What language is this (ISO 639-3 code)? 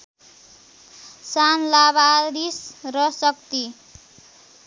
nep